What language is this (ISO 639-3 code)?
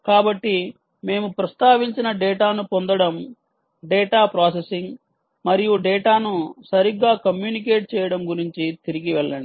tel